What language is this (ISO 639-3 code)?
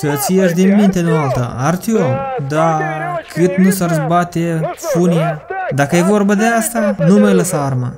ron